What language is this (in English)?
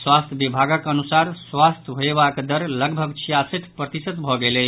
Maithili